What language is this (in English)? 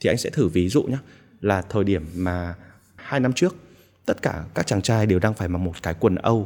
Vietnamese